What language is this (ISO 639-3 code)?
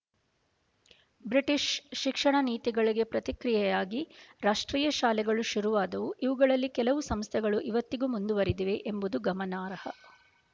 kan